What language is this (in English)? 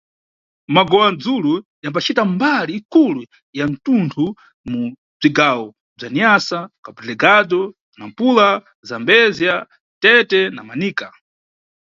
Nyungwe